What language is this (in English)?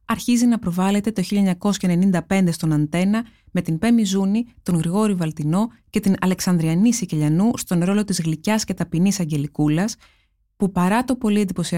Greek